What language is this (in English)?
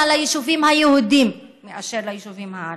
Hebrew